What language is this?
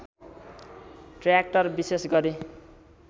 Nepali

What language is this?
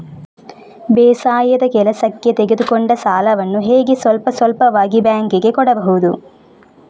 Kannada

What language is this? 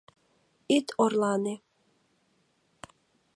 Mari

